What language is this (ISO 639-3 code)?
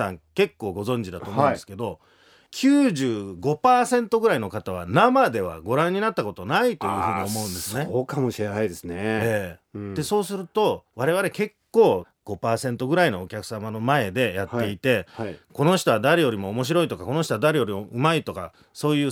jpn